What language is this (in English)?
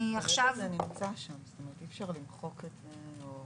Hebrew